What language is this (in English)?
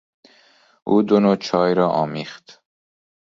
Persian